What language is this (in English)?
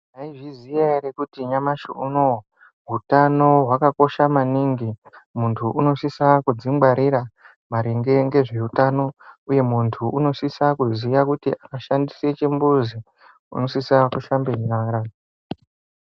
Ndau